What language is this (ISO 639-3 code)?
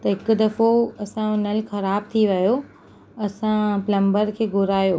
snd